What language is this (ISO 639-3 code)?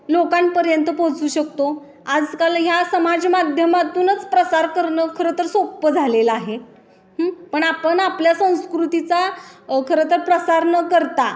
mar